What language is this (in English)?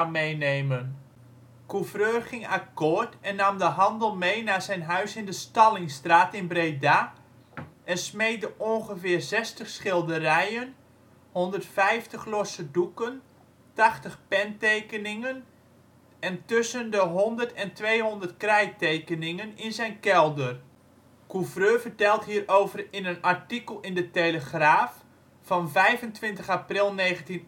Dutch